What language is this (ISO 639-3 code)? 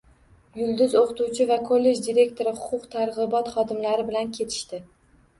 uzb